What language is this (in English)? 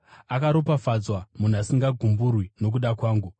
Shona